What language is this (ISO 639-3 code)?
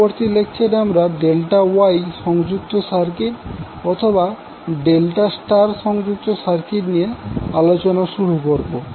ben